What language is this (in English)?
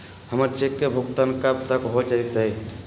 Magahi